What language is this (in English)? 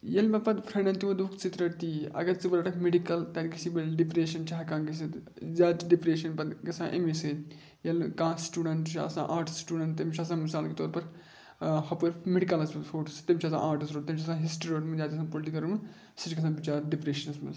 Kashmiri